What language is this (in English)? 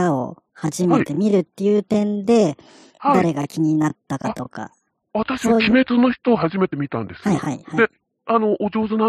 Japanese